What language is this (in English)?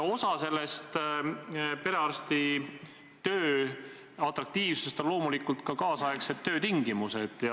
Estonian